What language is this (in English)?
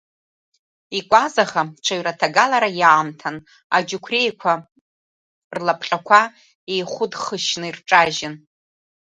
Abkhazian